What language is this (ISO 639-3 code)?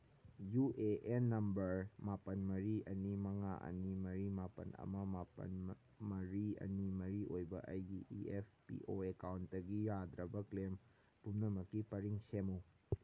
mni